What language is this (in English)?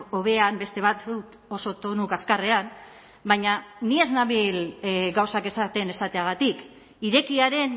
Basque